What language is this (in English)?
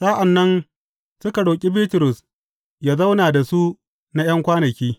Hausa